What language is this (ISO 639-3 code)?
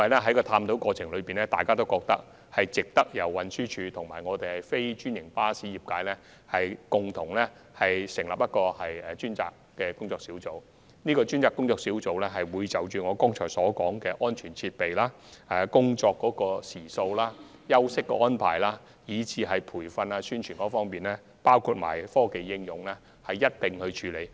yue